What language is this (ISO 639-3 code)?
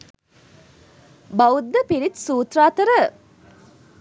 sin